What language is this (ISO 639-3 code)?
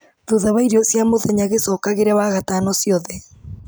kik